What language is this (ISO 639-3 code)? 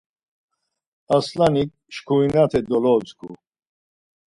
lzz